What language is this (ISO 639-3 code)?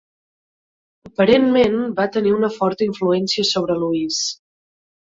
cat